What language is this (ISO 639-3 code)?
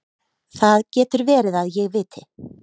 isl